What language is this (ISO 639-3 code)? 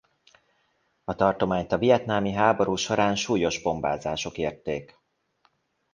hun